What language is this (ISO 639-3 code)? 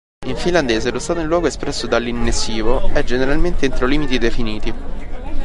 ita